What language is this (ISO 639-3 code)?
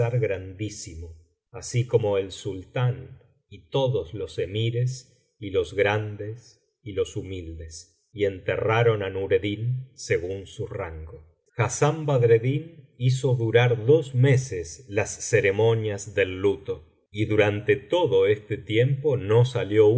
spa